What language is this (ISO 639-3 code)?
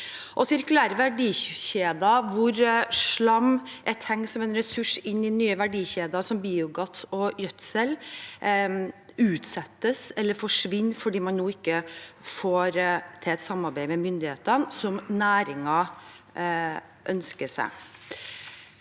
nor